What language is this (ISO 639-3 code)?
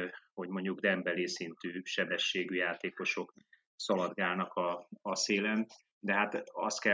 hun